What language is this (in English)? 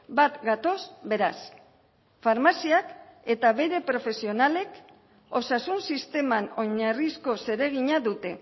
Basque